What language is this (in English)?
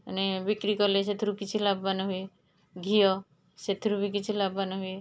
Odia